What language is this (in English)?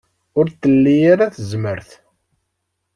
Kabyle